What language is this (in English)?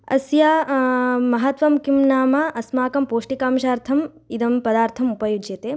Sanskrit